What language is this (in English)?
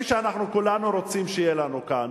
Hebrew